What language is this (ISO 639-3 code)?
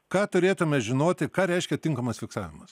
lit